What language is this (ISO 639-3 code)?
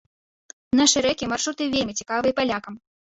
bel